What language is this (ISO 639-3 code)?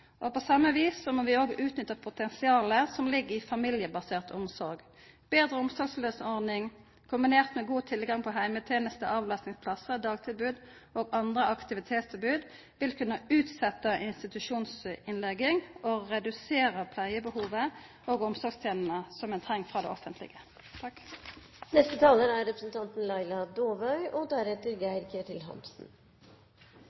nor